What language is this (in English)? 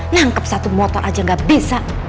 Indonesian